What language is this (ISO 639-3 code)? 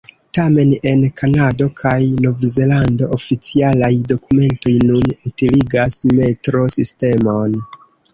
epo